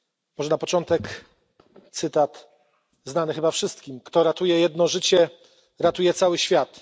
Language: Polish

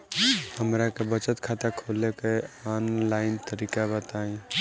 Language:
Bhojpuri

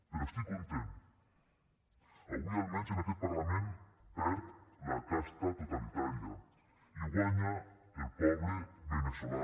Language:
Catalan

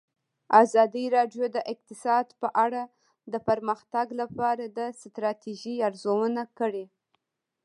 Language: Pashto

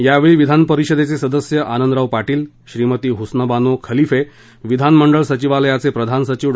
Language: Marathi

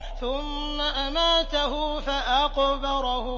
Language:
Arabic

